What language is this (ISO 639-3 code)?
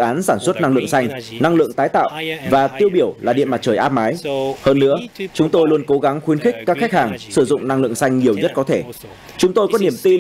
vie